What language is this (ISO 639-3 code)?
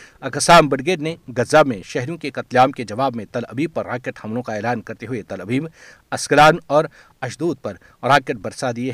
urd